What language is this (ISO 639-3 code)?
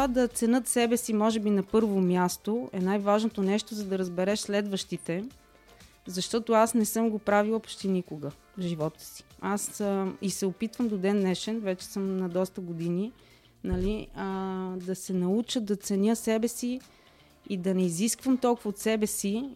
bul